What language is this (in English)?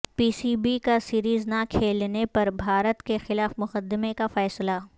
Urdu